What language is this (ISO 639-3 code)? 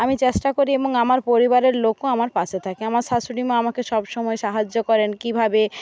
ben